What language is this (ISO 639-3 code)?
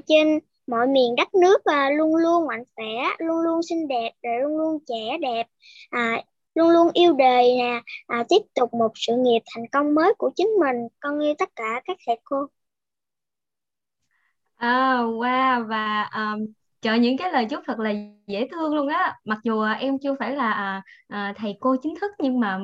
vie